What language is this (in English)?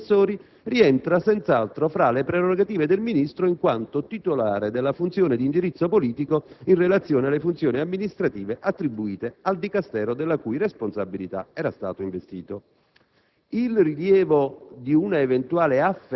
Italian